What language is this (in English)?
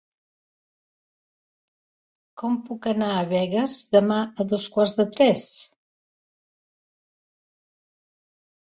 Catalan